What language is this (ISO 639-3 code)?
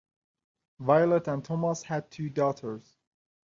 eng